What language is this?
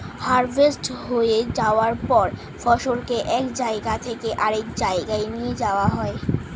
Bangla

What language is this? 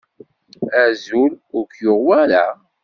Kabyle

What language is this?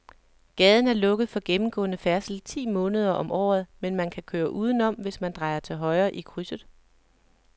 Danish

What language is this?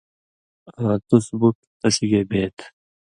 Indus Kohistani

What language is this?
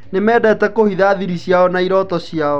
Kikuyu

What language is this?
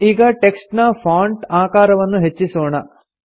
Kannada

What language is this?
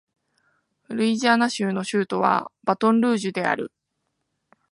Japanese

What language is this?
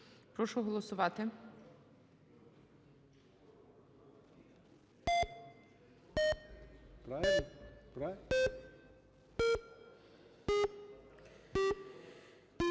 Ukrainian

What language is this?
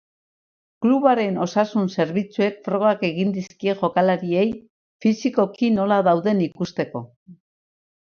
Basque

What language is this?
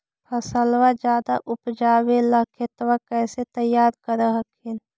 Magahi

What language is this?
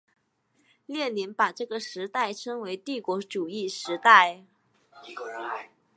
Chinese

